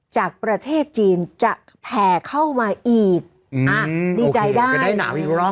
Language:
Thai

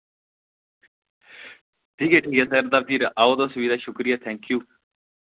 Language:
Dogri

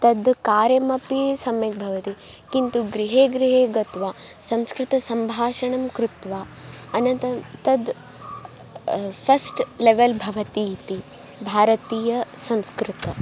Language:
Sanskrit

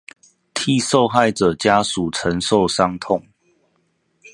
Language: Chinese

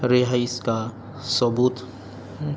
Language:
Urdu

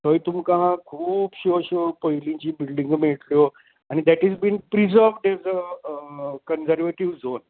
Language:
Konkani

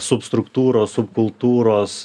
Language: Lithuanian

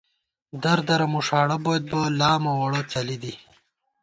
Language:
Gawar-Bati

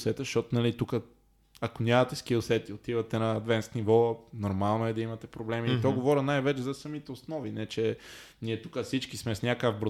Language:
Bulgarian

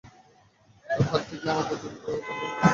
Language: Bangla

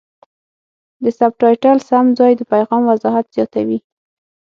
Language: Pashto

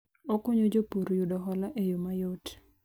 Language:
Luo (Kenya and Tanzania)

